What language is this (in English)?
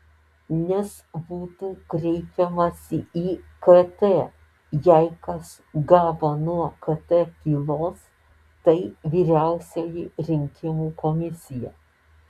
Lithuanian